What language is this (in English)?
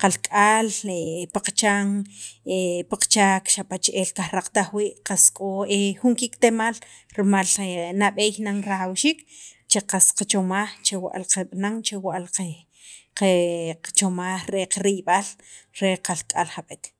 Sacapulteco